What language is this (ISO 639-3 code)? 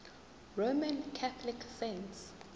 zul